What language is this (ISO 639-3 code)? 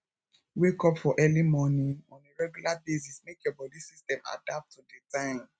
pcm